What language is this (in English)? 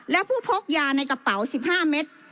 Thai